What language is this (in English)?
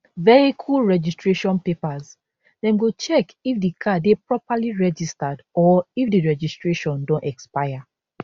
Nigerian Pidgin